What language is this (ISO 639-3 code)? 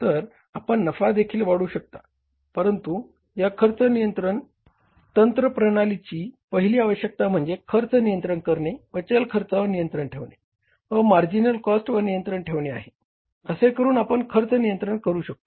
mar